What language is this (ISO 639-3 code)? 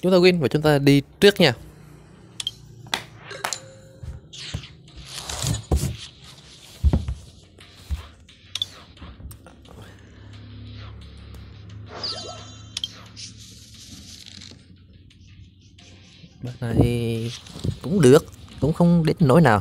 vie